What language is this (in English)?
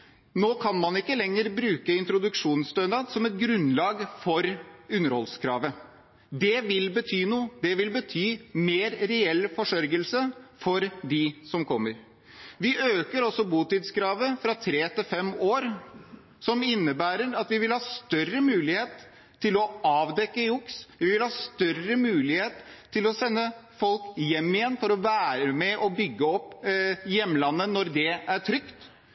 Norwegian Bokmål